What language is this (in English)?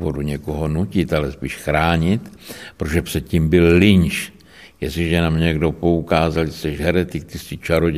Czech